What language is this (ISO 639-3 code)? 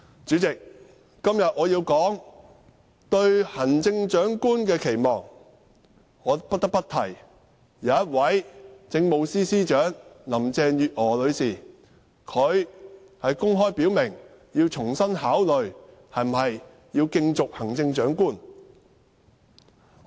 yue